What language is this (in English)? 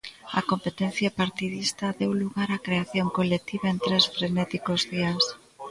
Galician